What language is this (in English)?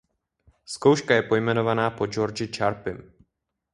Czech